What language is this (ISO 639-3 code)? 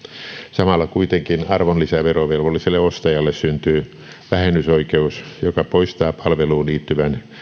fin